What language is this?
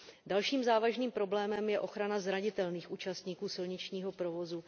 Czech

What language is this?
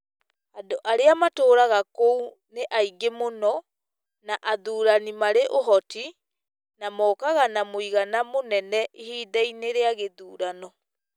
Kikuyu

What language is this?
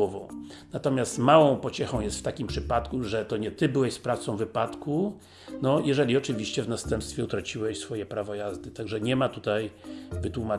Polish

